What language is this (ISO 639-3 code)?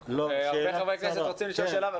heb